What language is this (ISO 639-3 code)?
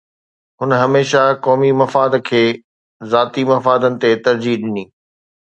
snd